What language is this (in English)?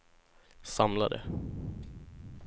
Swedish